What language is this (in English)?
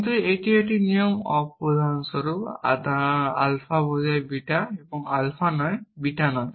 Bangla